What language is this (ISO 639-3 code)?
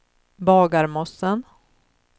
swe